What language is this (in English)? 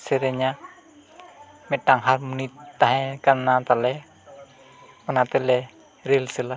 Santali